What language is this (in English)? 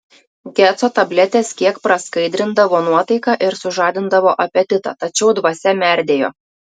Lithuanian